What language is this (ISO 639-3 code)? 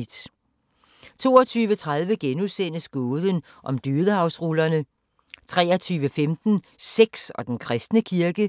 dan